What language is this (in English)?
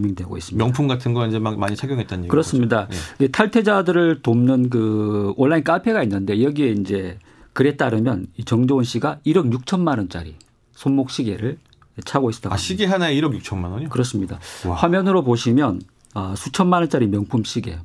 Korean